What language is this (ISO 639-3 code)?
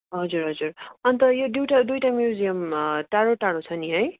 nep